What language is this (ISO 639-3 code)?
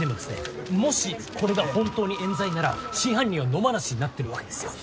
jpn